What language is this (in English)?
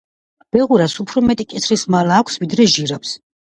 Georgian